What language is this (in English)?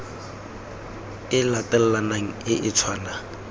Tswana